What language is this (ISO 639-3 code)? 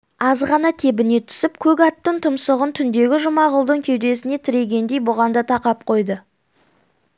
kaz